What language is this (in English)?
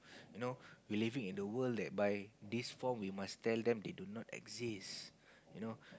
English